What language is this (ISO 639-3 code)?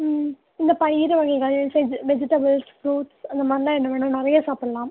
tam